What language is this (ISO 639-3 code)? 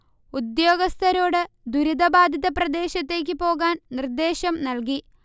mal